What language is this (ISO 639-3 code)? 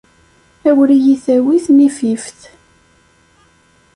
kab